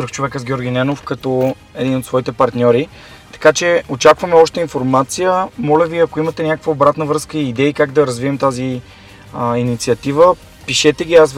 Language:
Bulgarian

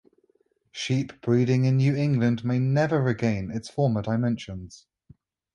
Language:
English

